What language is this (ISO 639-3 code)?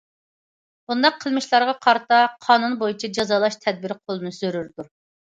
uig